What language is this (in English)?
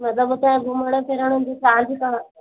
Sindhi